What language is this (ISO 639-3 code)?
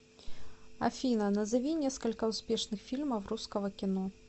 rus